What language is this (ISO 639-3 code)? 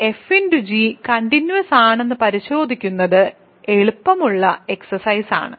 mal